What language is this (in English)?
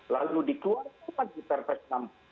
Indonesian